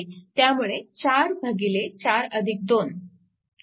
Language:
Marathi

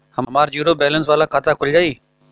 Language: Bhojpuri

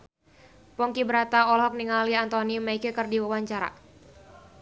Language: Sundanese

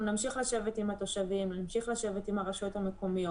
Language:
Hebrew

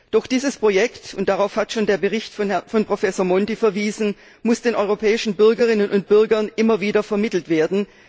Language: German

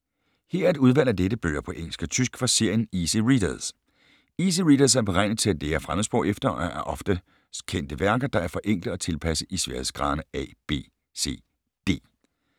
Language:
Danish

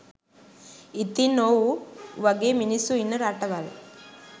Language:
Sinhala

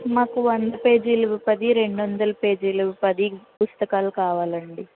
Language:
Telugu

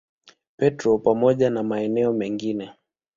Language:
Swahili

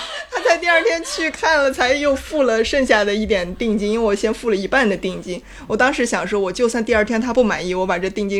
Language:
Chinese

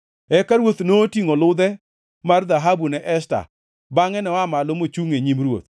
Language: Luo (Kenya and Tanzania)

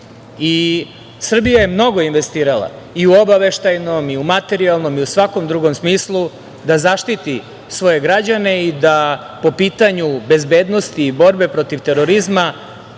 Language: Serbian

